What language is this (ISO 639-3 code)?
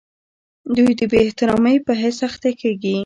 pus